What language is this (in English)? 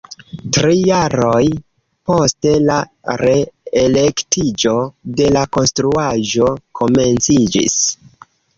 Esperanto